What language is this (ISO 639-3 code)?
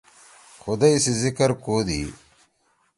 trw